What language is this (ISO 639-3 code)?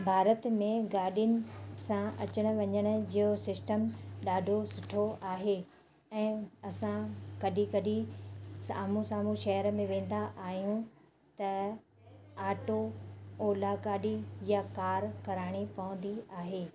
snd